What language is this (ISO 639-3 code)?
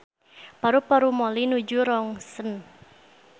sun